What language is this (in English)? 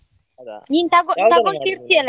Kannada